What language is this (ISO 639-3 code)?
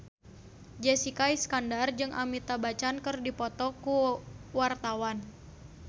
sun